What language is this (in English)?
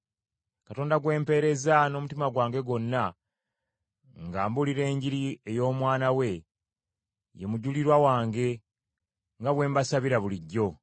Ganda